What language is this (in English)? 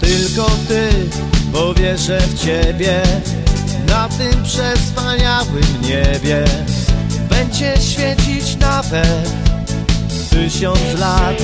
Polish